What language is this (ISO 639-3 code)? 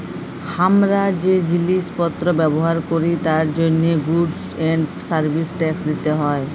ben